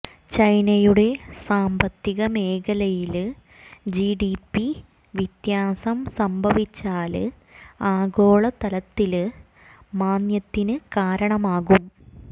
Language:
Malayalam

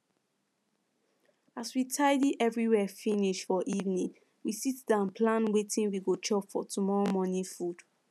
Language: Nigerian Pidgin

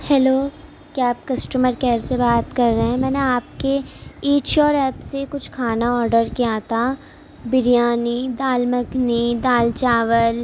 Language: Urdu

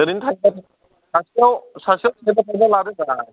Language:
Bodo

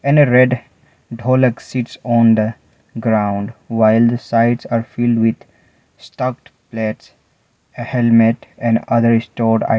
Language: English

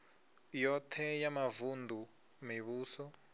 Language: Venda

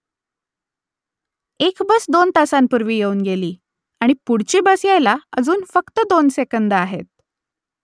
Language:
Marathi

